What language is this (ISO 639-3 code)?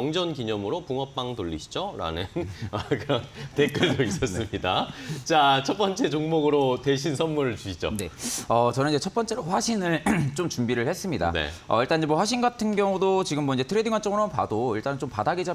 kor